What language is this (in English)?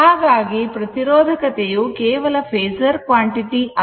Kannada